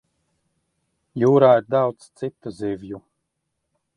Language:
Latvian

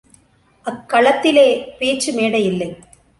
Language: Tamil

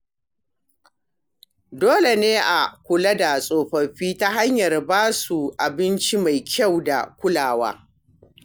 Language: Hausa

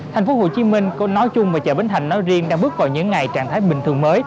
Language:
Vietnamese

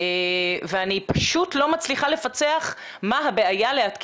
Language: Hebrew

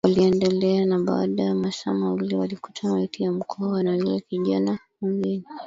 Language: Swahili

